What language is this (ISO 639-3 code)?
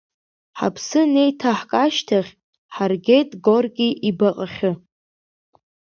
abk